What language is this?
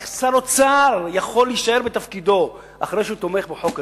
Hebrew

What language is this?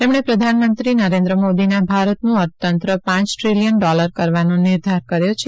Gujarati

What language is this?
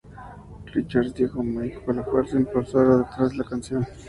Spanish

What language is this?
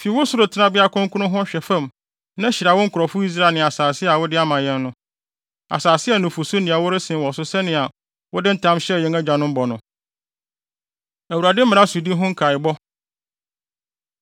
Akan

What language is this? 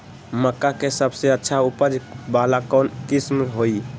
Magahi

